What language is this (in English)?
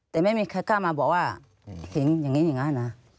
Thai